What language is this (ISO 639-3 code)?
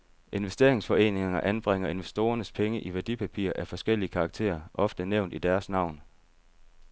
dan